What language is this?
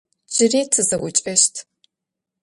Adyghe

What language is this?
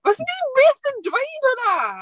Welsh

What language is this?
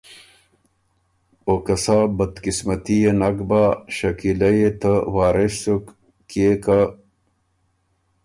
Ormuri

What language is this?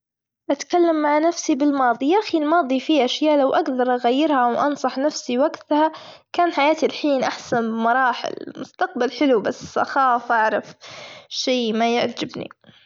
Gulf Arabic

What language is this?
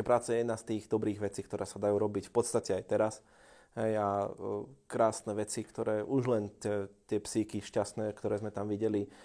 Slovak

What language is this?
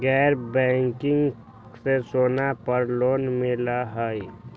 Magahi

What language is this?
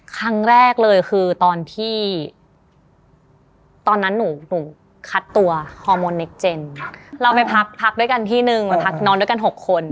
Thai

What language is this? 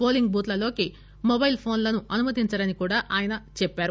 Telugu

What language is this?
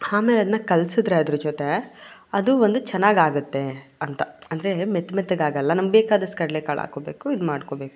Kannada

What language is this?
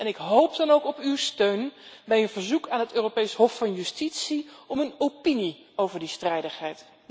Dutch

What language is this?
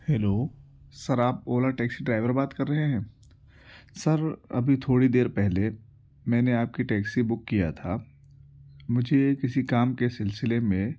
Urdu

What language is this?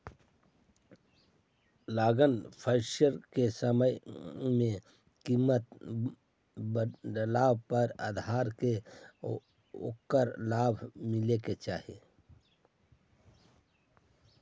Magahi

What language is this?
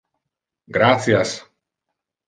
Interlingua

